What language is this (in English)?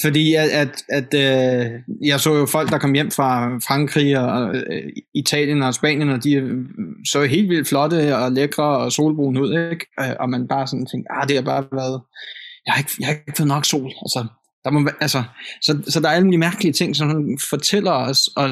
Danish